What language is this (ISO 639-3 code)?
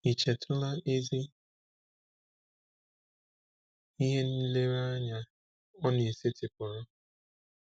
ibo